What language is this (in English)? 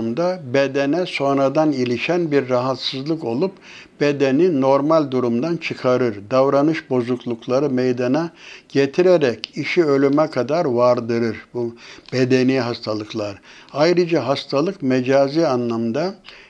Turkish